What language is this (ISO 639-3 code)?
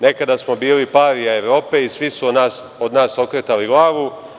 srp